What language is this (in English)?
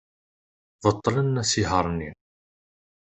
Kabyle